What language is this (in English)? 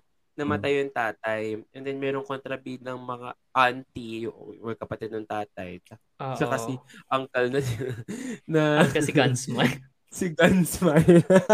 Filipino